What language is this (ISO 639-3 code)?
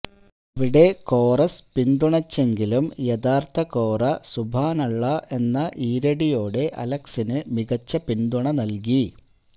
mal